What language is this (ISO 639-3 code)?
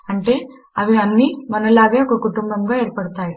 tel